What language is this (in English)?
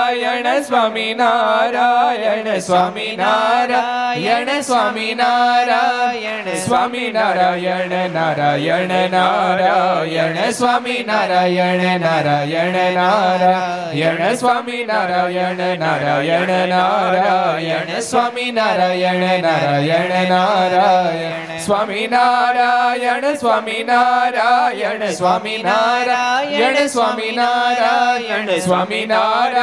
Gujarati